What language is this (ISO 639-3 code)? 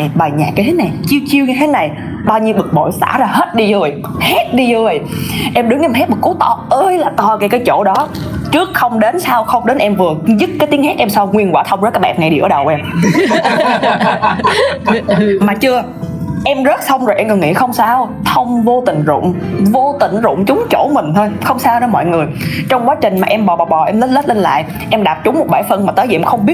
vie